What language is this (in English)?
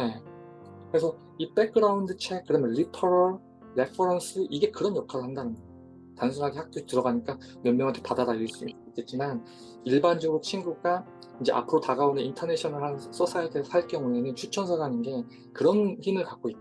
Korean